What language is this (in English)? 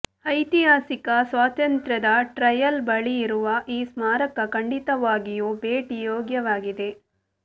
Kannada